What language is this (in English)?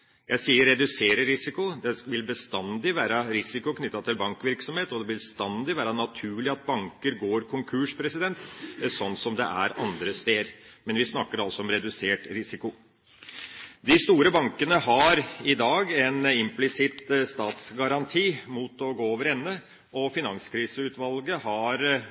Norwegian Bokmål